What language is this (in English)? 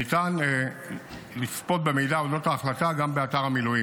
Hebrew